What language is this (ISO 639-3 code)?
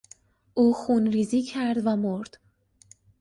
fas